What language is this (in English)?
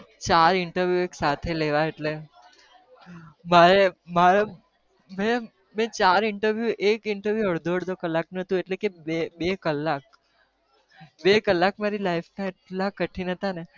Gujarati